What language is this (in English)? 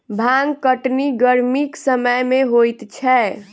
Maithili